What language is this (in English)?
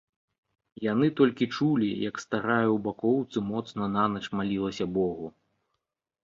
Belarusian